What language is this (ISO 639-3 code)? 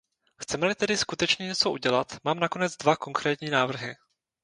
ces